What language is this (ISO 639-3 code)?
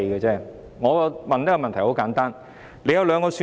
yue